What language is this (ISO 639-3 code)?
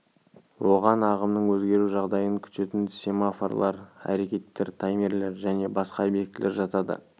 kaz